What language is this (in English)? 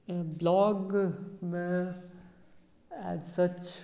Maithili